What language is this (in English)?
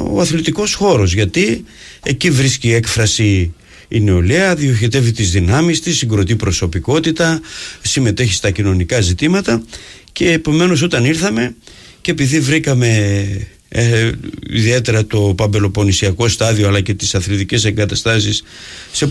Greek